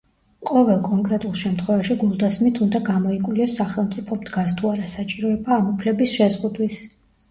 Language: Georgian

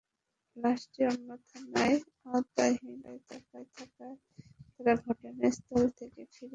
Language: Bangla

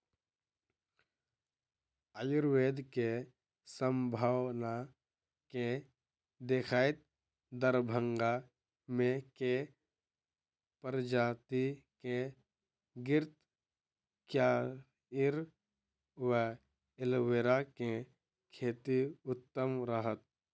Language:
Maithili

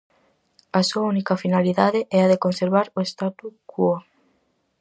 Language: Galician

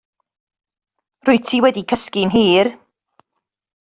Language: Welsh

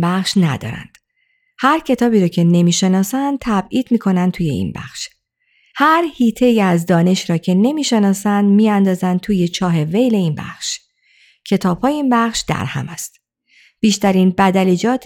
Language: Persian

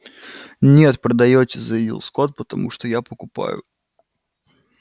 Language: Russian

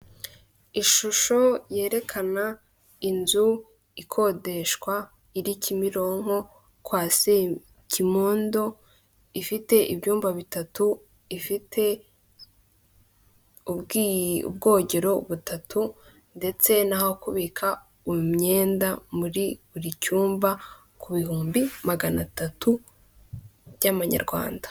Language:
Kinyarwanda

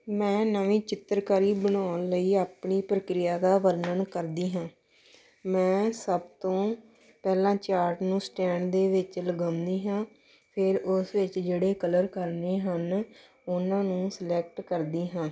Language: Punjabi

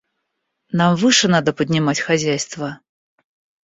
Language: Russian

